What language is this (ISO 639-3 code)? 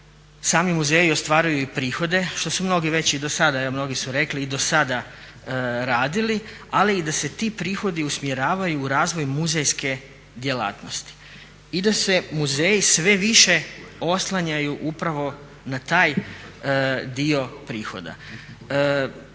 hrv